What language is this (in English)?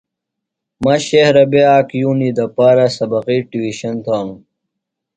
Phalura